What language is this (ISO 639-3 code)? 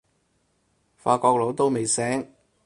yue